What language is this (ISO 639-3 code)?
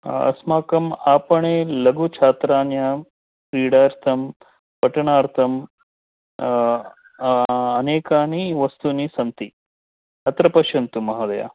san